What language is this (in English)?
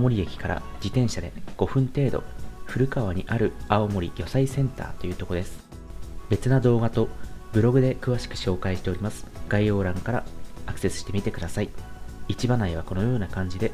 Japanese